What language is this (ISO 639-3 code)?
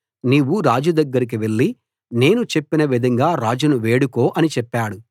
tel